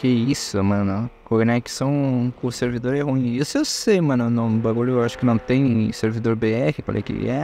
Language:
Portuguese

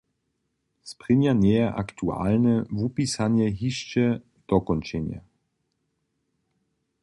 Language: Upper Sorbian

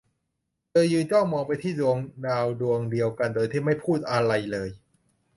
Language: Thai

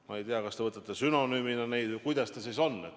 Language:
Estonian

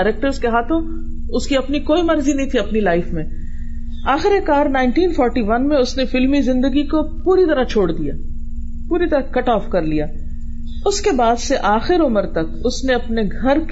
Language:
Urdu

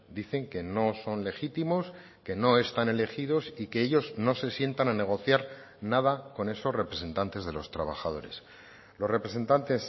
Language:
Spanish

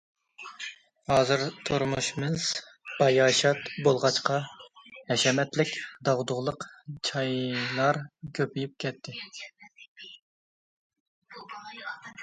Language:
Uyghur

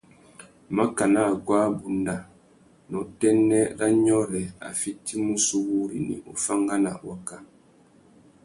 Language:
Tuki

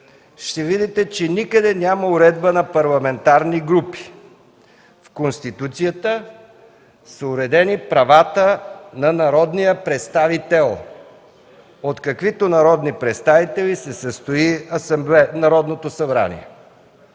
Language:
Bulgarian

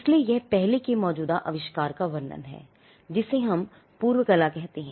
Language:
Hindi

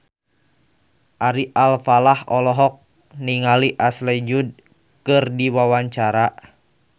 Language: Sundanese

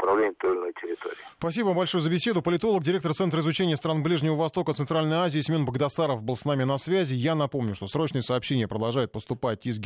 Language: Russian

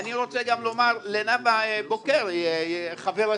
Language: Hebrew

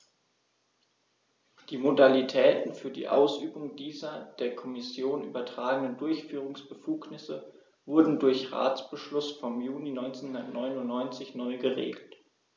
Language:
German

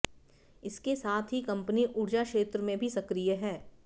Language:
Hindi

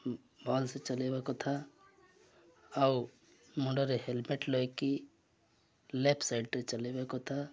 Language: Odia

